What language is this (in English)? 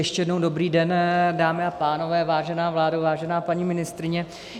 Czech